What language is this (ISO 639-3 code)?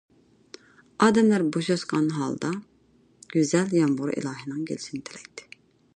uig